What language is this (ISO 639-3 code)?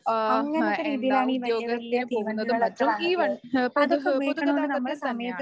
mal